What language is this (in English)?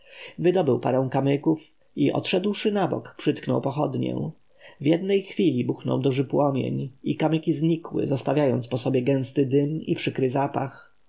Polish